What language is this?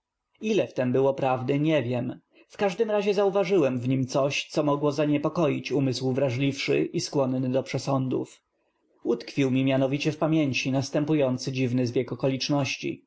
Polish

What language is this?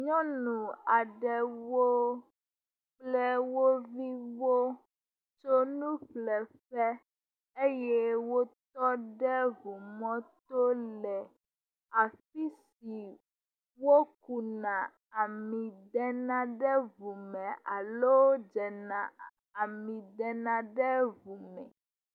Ewe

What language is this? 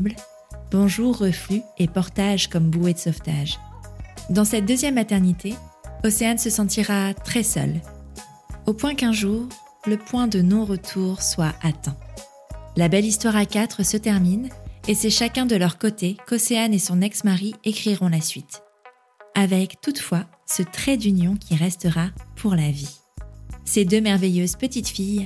French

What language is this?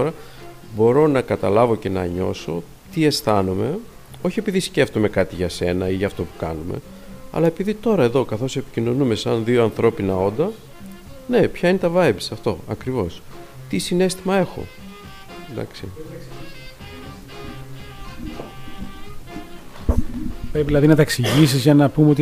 Greek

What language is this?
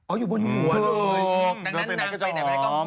Thai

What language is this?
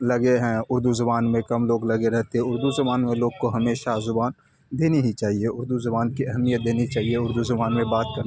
Urdu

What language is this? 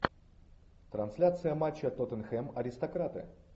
Russian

